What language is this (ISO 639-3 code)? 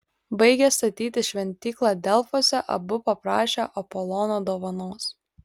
lit